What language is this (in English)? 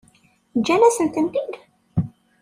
Kabyle